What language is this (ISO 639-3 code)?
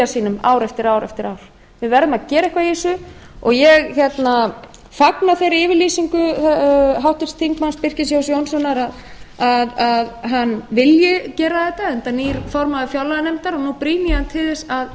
isl